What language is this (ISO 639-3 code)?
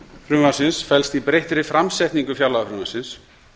isl